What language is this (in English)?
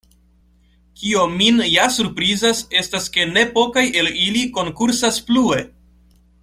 Esperanto